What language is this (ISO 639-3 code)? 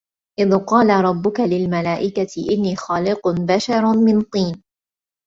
ara